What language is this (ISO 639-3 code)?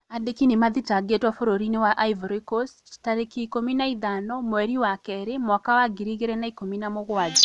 kik